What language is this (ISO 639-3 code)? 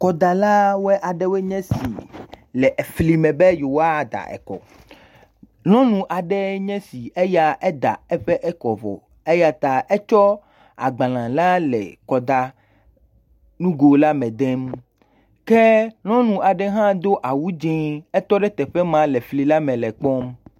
ewe